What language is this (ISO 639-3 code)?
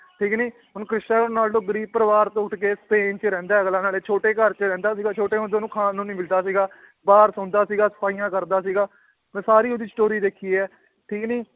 pan